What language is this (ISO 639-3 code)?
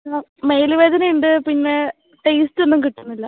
mal